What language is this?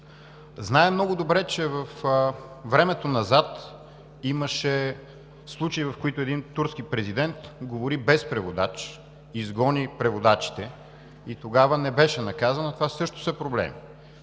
Bulgarian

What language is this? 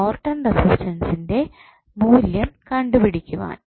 Malayalam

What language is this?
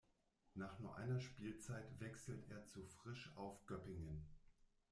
German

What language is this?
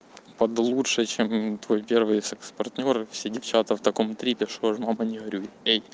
Russian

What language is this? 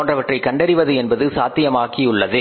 Tamil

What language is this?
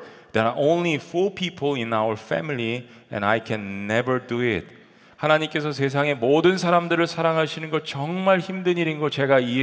Korean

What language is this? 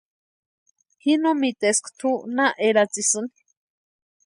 Western Highland Purepecha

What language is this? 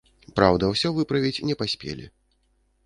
Belarusian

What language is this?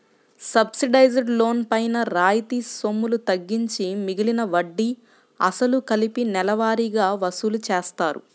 Telugu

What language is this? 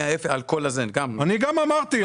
Hebrew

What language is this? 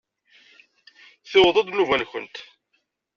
Kabyle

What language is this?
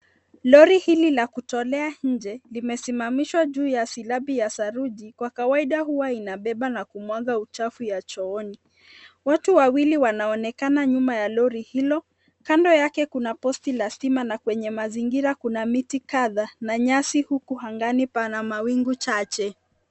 Swahili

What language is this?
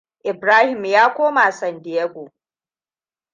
Hausa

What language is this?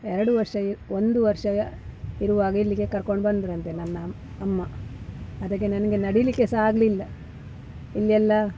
Kannada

